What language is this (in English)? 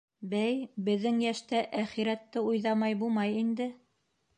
Bashkir